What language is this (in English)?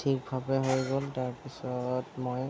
Assamese